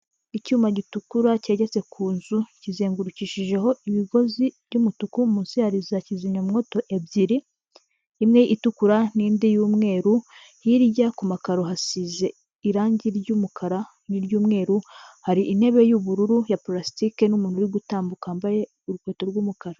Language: Kinyarwanda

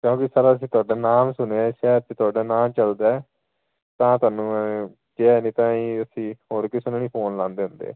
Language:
Punjabi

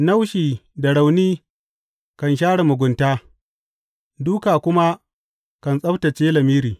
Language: Hausa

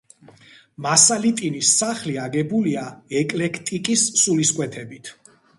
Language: Georgian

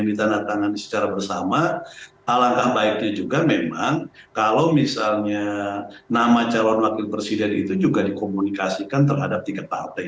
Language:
Indonesian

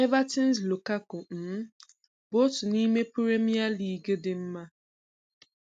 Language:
Igbo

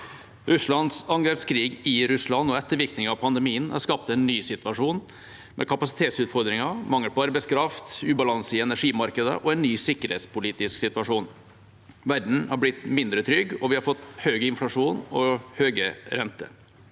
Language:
Norwegian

